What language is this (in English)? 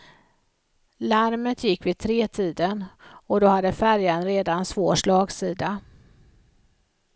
Swedish